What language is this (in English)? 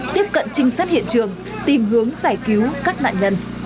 Vietnamese